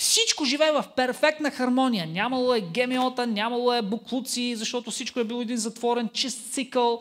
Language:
Bulgarian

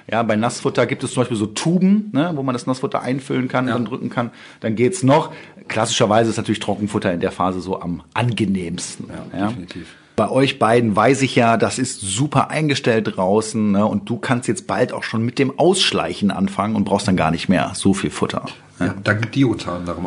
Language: German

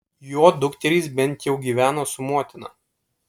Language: Lithuanian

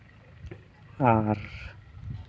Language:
Santali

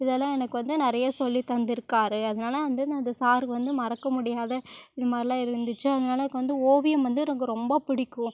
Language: Tamil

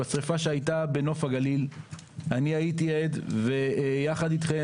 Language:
Hebrew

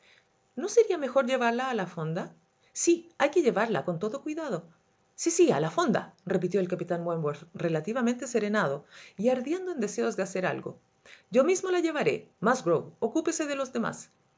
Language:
Spanish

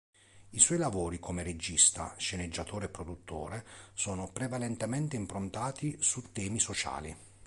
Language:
Italian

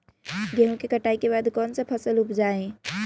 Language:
Magahi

